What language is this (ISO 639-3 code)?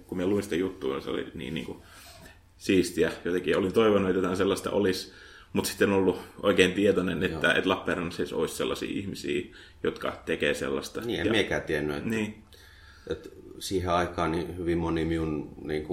fin